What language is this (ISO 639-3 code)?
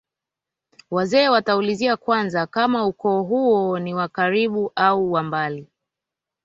swa